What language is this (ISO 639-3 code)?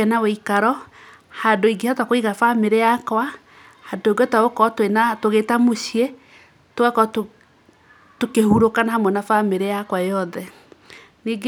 kik